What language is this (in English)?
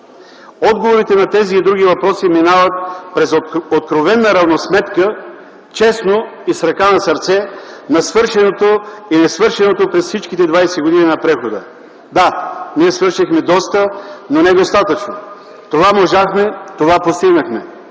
Bulgarian